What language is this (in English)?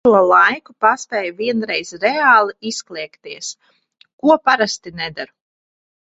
Latvian